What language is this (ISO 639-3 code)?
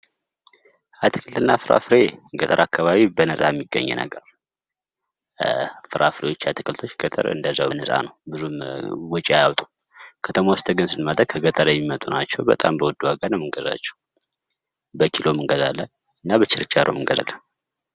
amh